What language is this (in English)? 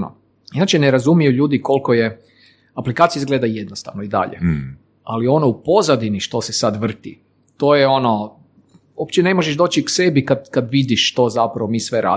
Croatian